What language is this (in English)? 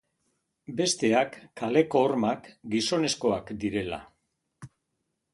Basque